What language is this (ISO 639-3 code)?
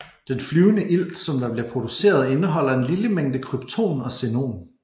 dan